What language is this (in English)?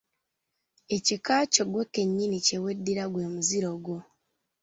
Ganda